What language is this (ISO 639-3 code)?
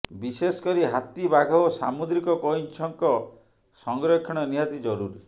ori